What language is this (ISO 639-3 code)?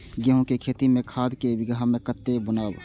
mai